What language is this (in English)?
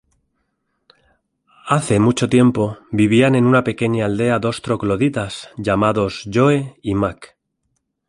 Spanish